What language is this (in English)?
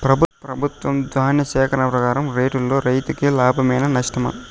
Telugu